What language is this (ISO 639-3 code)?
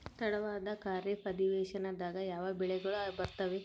kan